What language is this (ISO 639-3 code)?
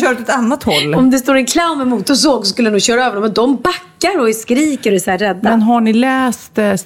swe